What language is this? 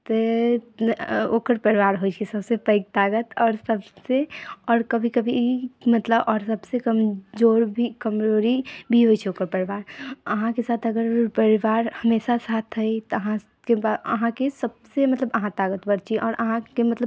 Maithili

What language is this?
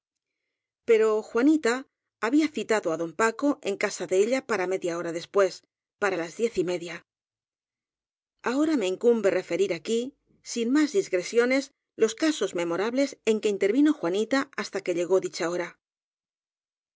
Spanish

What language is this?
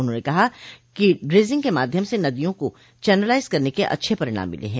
Hindi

